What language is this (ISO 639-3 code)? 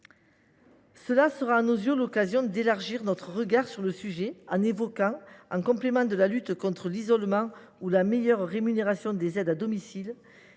fra